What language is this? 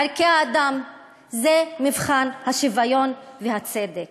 Hebrew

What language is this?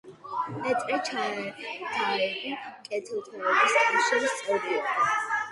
Georgian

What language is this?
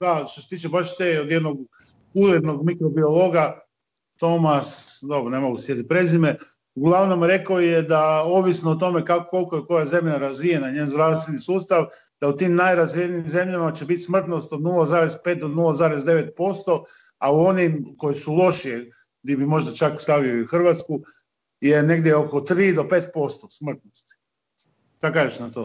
Croatian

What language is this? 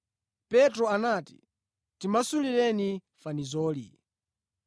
Nyanja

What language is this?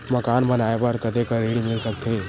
Chhattisgarhi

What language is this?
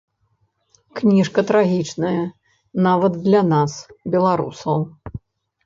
Belarusian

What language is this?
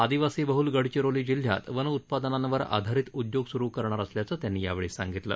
Marathi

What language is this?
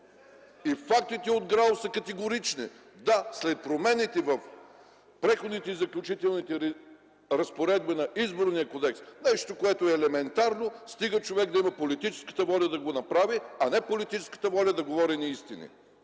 Bulgarian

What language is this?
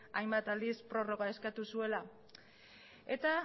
Basque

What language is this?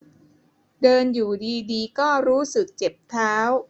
Thai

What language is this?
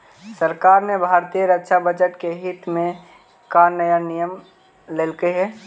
Magahi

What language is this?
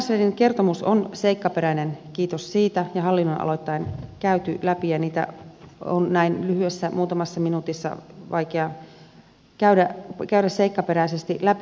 Finnish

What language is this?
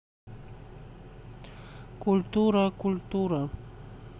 Russian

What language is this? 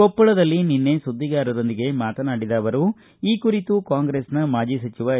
Kannada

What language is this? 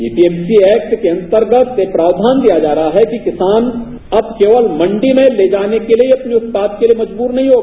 Hindi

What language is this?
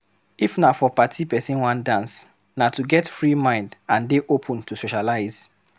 Nigerian Pidgin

